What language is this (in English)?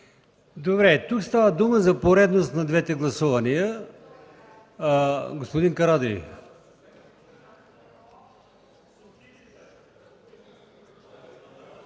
Bulgarian